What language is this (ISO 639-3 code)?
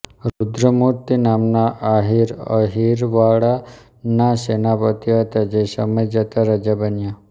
guj